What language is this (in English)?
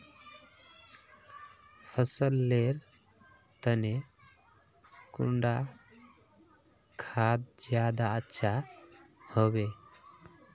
Magahi